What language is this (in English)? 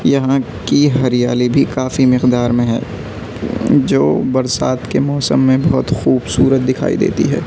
Urdu